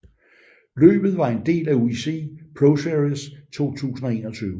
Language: Danish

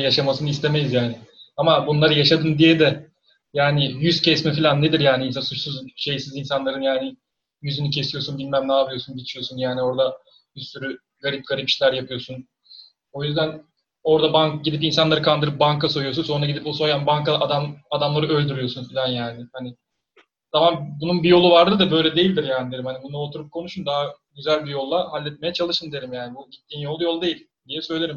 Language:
Turkish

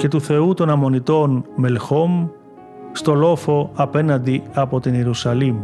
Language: Greek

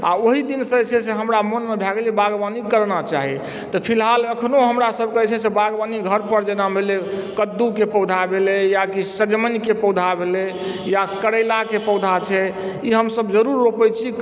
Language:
Maithili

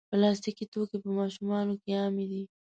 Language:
Pashto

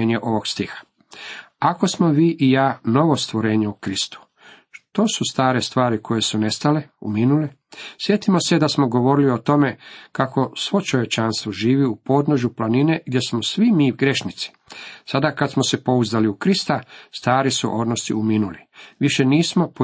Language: Croatian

